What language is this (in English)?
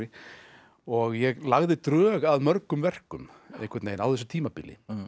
Icelandic